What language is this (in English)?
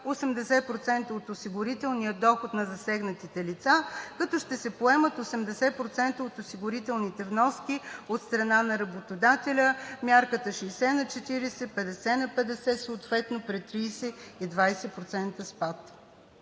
Bulgarian